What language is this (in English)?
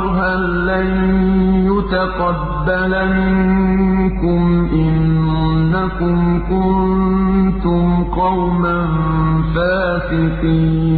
Arabic